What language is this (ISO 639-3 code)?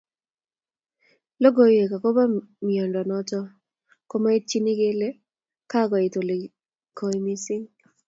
kln